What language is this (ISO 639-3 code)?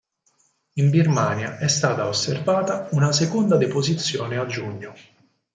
ita